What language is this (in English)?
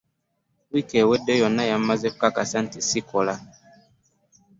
Ganda